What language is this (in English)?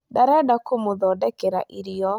Kikuyu